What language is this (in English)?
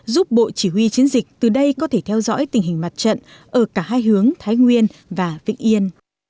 Vietnamese